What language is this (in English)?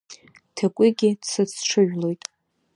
Abkhazian